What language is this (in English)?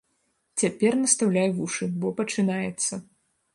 Belarusian